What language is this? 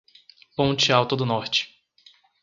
Portuguese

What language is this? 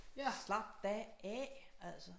Danish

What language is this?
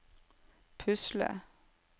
Norwegian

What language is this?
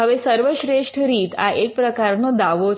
Gujarati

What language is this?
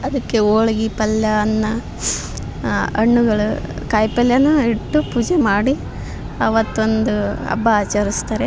Kannada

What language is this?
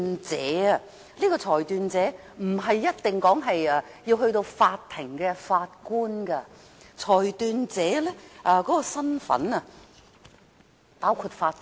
Cantonese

